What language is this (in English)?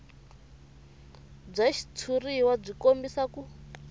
Tsonga